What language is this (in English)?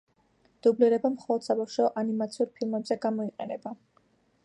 Georgian